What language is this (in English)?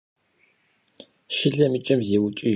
Kabardian